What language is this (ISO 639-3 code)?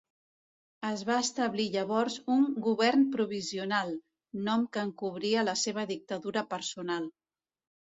cat